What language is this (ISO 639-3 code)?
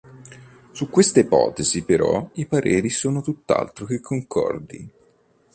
ita